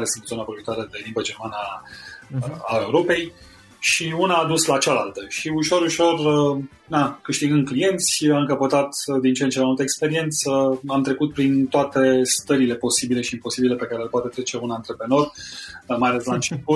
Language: Romanian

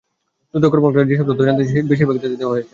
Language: Bangla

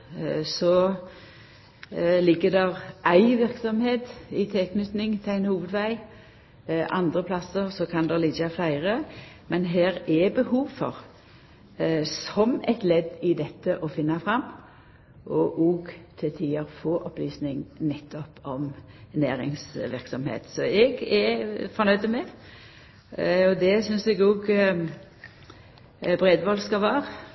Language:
Norwegian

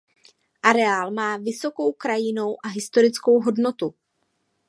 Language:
Czech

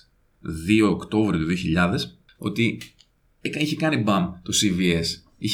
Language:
Greek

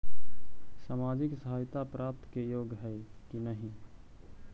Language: Magahi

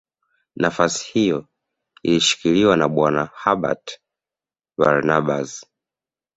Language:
Swahili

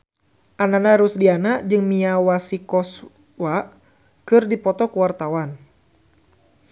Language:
Sundanese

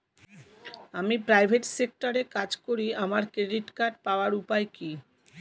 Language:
Bangla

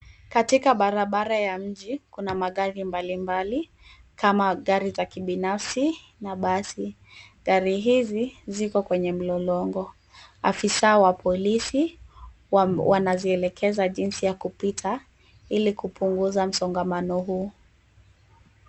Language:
Swahili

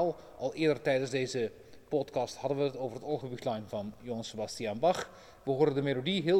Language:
Dutch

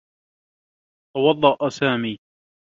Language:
Arabic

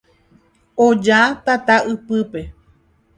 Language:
Guarani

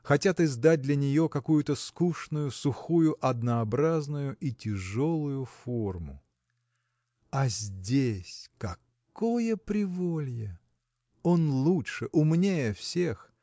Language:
Russian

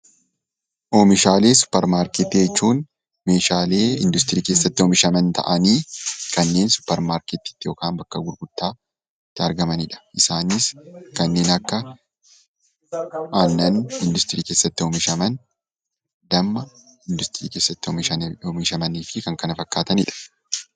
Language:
Oromo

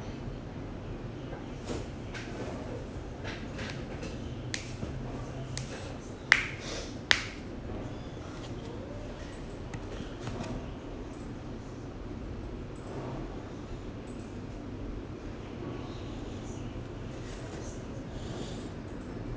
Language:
English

